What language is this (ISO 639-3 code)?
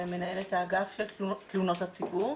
heb